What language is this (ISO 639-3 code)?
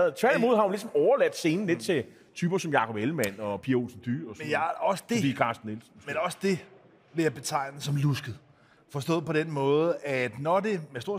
dan